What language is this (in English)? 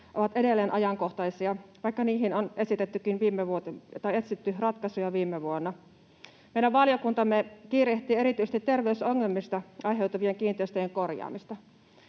Finnish